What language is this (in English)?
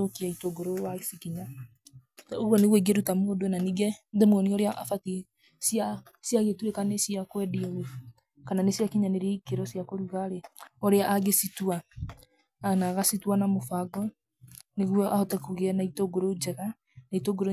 Kikuyu